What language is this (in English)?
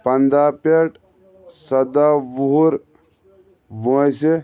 Kashmiri